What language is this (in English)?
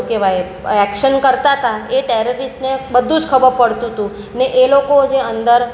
Gujarati